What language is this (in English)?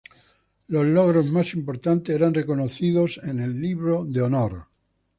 Spanish